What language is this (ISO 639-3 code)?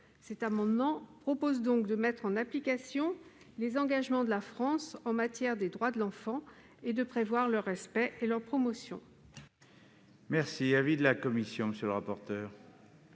fra